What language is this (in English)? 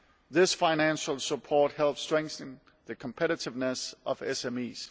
English